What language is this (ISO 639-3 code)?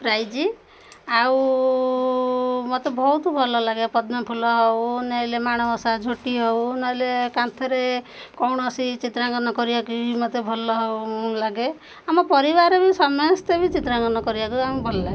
ori